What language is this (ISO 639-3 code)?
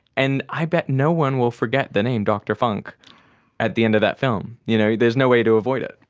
eng